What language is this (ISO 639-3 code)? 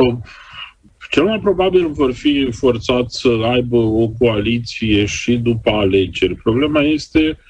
ron